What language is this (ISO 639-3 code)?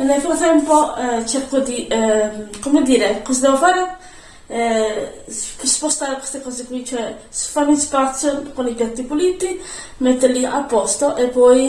ita